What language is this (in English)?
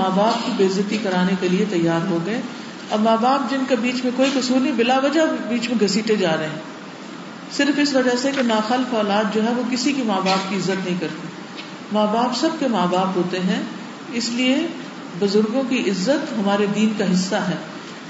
Urdu